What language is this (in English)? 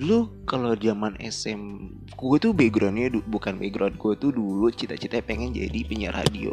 Indonesian